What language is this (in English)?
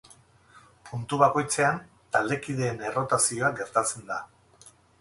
Basque